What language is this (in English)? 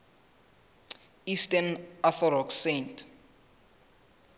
Southern Sotho